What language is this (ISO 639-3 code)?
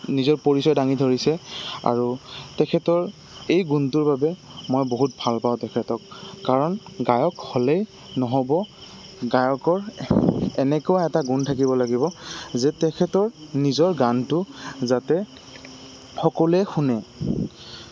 asm